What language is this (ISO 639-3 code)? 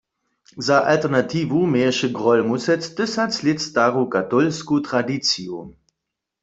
hsb